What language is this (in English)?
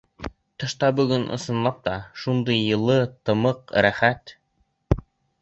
Bashkir